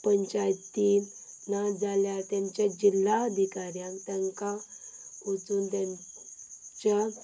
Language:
Konkani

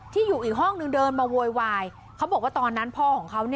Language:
Thai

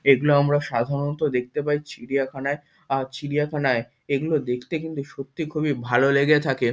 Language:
Bangla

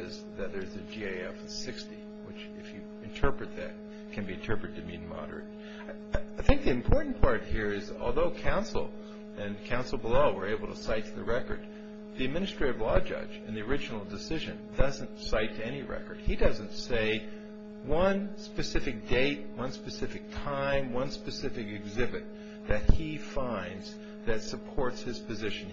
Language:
English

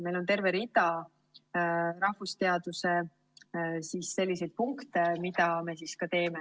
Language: Estonian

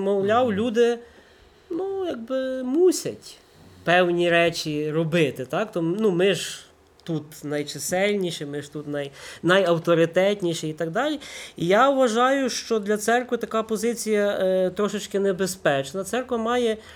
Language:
Ukrainian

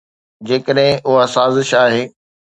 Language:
Sindhi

